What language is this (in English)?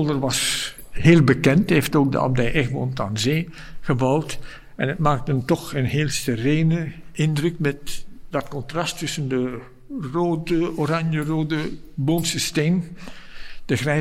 Dutch